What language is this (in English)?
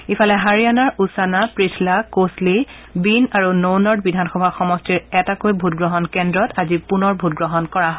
Assamese